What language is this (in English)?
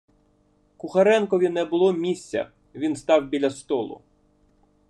Ukrainian